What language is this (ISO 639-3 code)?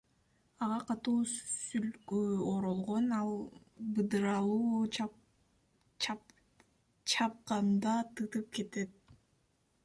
kir